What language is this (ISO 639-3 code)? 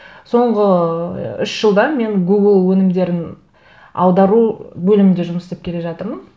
kaz